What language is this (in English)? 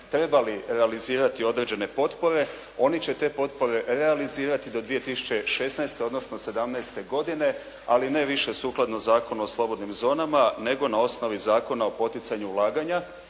Croatian